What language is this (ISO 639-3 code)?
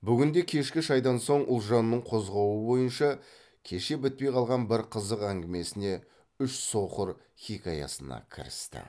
kaz